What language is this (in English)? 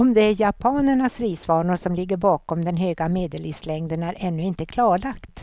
Swedish